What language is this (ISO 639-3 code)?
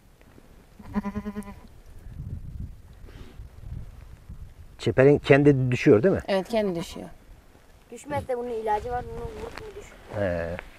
tur